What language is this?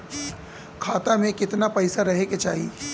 Bhojpuri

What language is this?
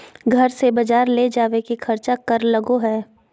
Magahi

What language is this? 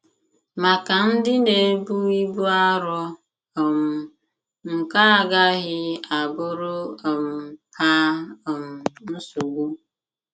Igbo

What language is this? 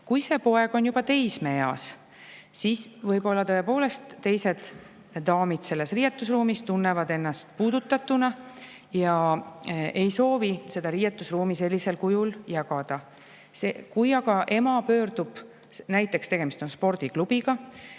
Estonian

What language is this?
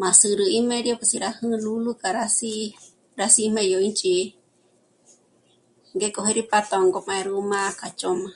Michoacán Mazahua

